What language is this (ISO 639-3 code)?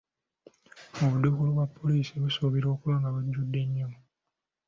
lug